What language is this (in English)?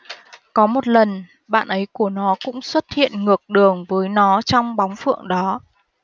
Vietnamese